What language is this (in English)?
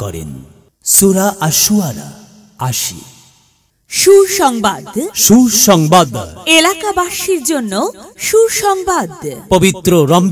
Bangla